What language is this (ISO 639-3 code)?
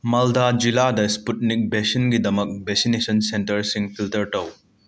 mni